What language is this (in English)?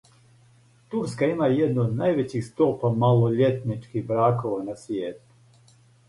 Serbian